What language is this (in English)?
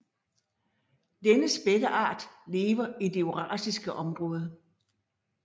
Danish